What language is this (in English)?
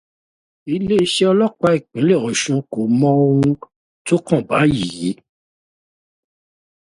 Yoruba